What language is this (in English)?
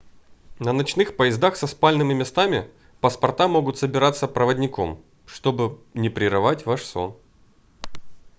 Russian